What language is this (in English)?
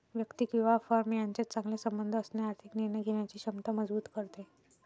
Marathi